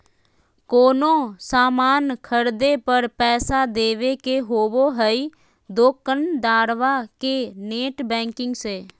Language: Magahi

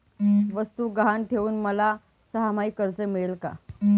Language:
Marathi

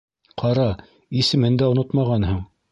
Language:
Bashkir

